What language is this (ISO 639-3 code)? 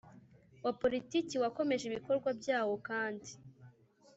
kin